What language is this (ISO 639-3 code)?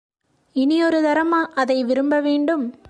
tam